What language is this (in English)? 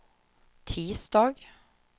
Swedish